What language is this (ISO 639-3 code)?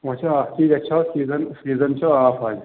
kas